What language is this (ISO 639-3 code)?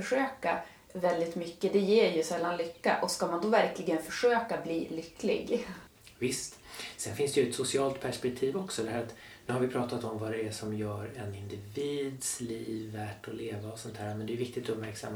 swe